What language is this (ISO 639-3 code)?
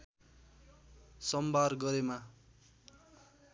nep